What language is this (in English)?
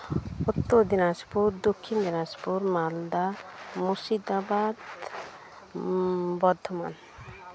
Santali